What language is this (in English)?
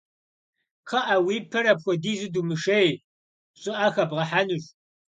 Kabardian